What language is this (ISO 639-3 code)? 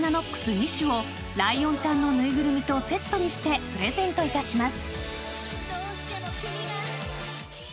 jpn